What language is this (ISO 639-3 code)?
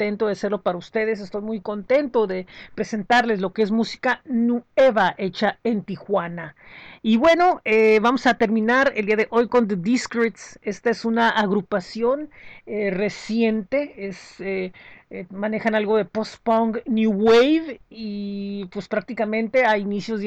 spa